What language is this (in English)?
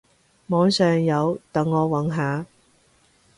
Cantonese